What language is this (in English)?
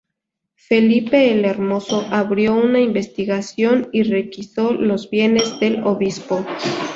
Spanish